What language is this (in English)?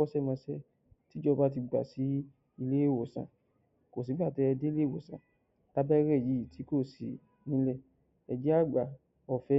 Yoruba